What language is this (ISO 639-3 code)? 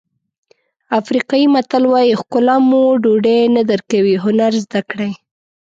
pus